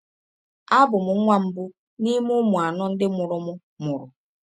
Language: Igbo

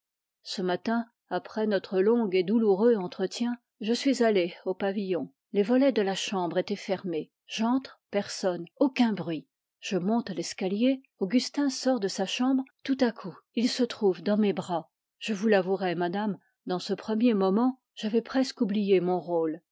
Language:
French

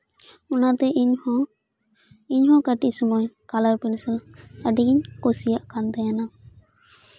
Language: Santali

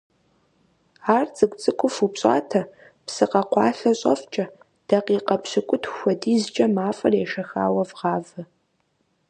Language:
Kabardian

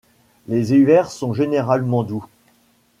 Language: French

